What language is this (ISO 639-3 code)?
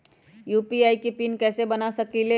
mag